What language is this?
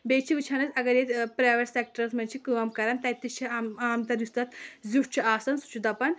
Kashmiri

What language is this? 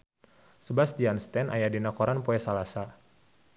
Sundanese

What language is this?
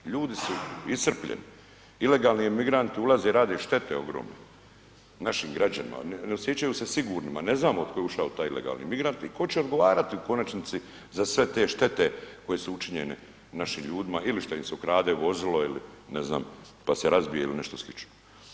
Croatian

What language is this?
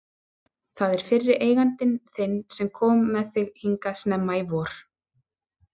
Icelandic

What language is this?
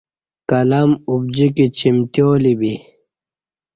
Kati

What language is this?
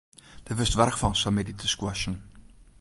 Western Frisian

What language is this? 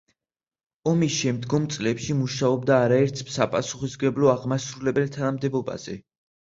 Georgian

